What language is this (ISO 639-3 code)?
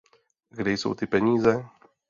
ces